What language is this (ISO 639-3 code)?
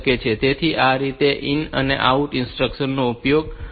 guj